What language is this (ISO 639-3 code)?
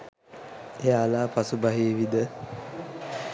sin